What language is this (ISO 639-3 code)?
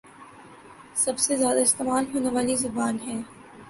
urd